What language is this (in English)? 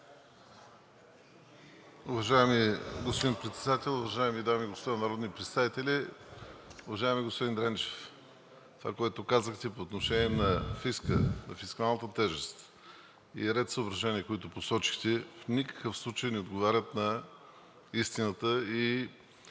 Bulgarian